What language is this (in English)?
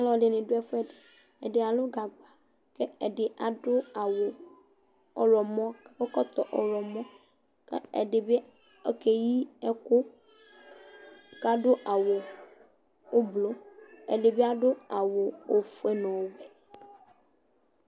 Ikposo